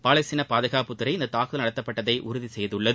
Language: Tamil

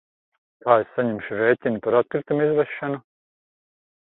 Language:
Latvian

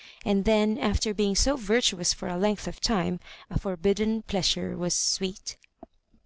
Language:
English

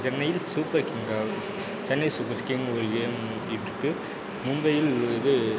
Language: Tamil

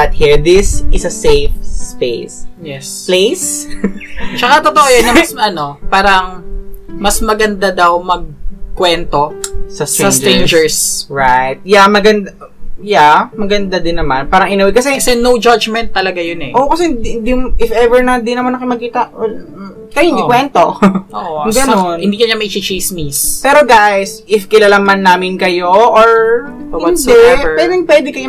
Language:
Filipino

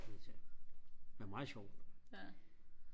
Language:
Danish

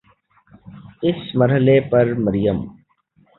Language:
Urdu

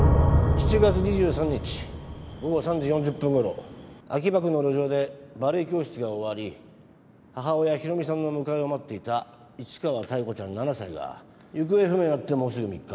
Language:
Japanese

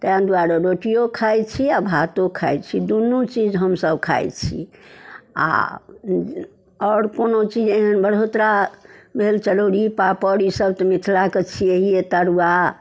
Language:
Maithili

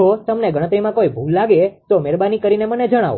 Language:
Gujarati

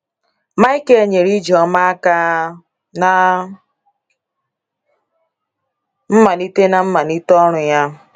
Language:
Igbo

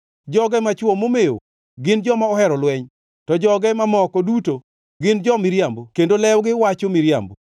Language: Luo (Kenya and Tanzania)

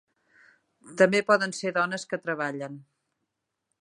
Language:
Catalan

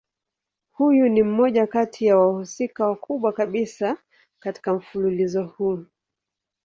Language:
Swahili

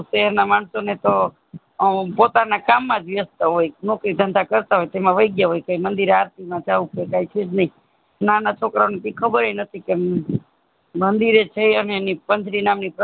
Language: Gujarati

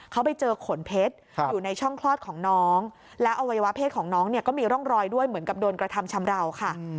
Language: Thai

